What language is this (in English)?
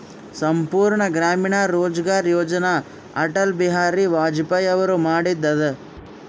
Kannada